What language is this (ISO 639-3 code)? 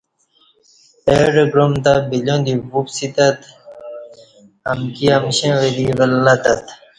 bsh